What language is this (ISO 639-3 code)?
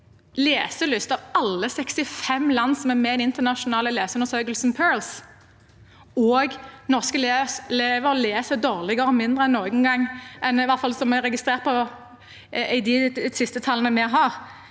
nor